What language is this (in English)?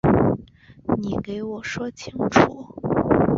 Chinese